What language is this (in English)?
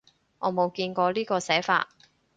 Cantonese